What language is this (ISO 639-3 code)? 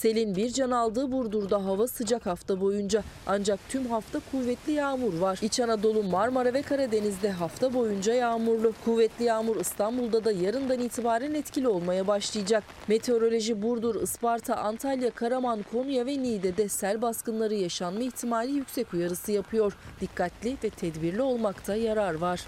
tur